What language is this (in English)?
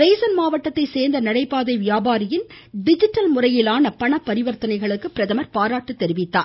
Tamil